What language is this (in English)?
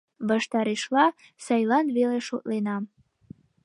Mari